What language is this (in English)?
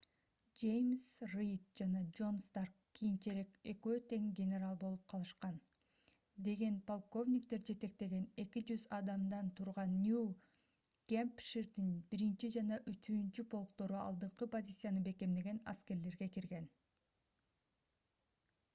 Kyrgyz